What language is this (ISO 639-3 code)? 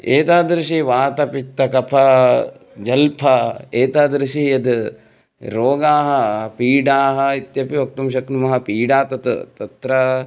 san